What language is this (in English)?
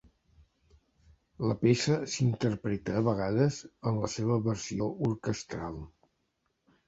Catalan